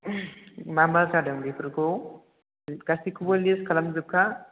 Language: Bodo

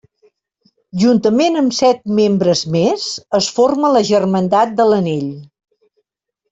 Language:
Catalan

